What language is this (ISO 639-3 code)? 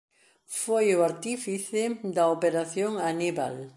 glg